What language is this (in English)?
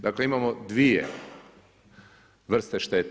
Croatian